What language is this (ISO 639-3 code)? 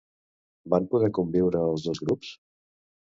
cat